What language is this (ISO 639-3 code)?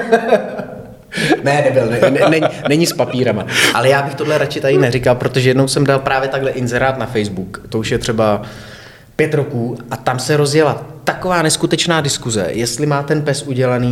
ces